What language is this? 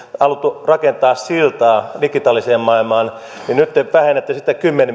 Finnish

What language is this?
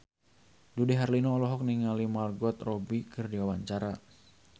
Sundanese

